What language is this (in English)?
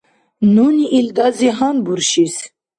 Dargwa